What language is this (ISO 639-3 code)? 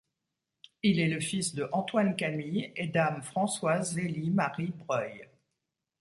fra